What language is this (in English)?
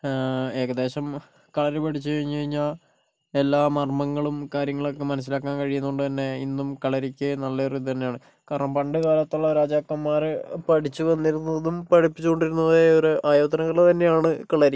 Malayalam